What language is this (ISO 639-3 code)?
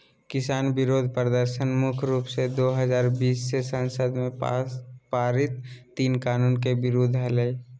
mag